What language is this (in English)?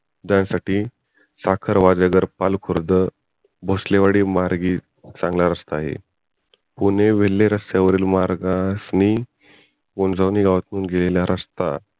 Marathi